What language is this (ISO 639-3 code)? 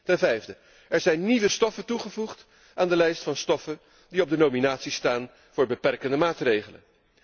nld